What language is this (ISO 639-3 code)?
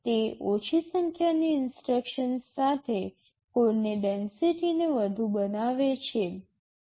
guj